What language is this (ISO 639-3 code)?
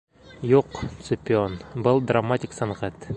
bak